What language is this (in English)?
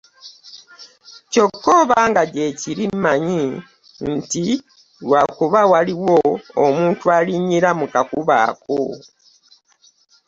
Ganda